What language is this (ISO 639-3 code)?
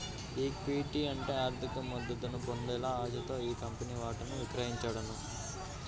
tel